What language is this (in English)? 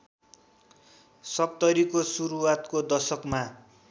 Nepali